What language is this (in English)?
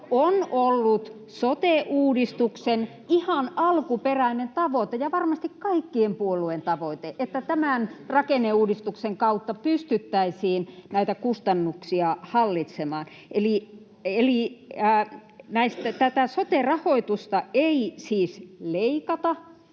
Finnish